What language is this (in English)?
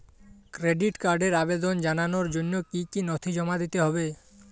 Bangla